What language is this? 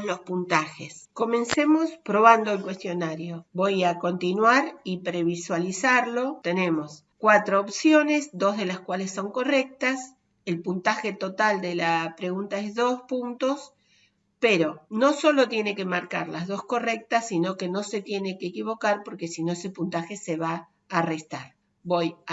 Spanish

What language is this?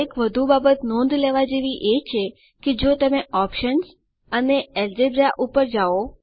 Gujarati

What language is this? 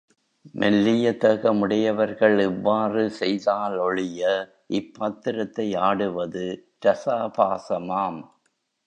Tamil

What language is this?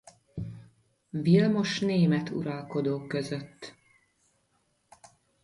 Hungarian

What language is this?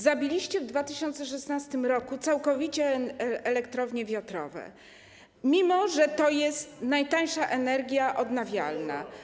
Polish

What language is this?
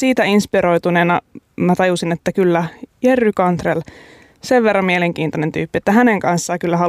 Finnish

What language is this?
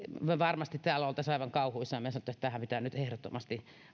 Finnish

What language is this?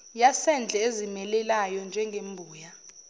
Zulu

